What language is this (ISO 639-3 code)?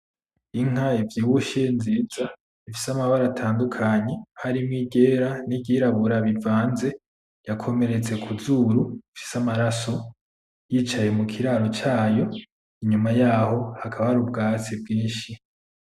run